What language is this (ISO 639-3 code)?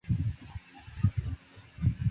zho